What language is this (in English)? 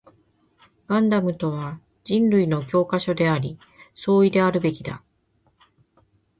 Japanese